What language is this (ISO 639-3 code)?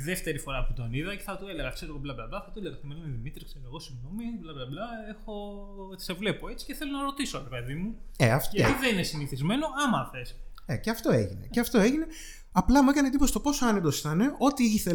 ell